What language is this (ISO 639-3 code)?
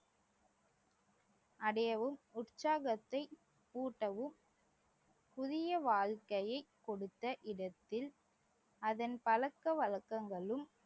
tam